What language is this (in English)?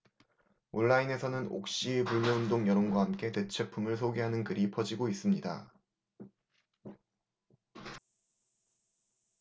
Korean